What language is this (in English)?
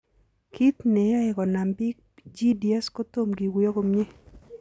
Kalenjin